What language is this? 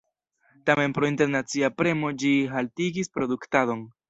Esperanto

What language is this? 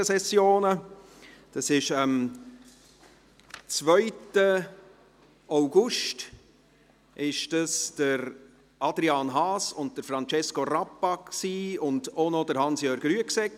Swiss German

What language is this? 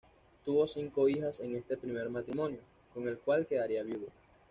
Spanish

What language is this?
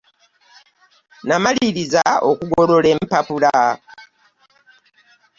Ganda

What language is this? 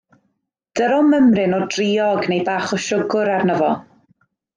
Welsh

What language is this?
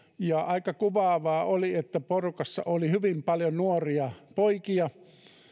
Finnish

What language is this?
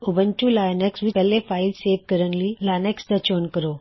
Punjabi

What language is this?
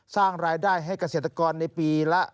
Thai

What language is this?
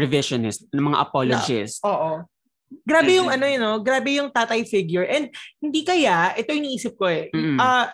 Filipino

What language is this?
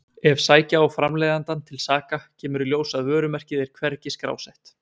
Icelandic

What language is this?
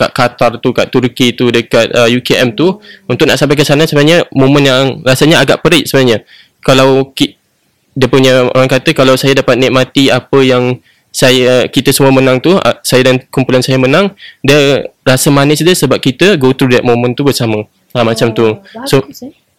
Malay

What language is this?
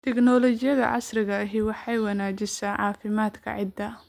Somali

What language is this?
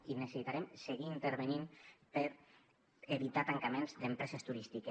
Catalan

